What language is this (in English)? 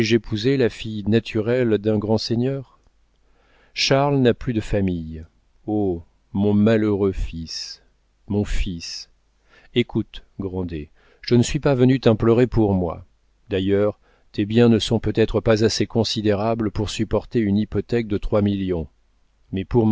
French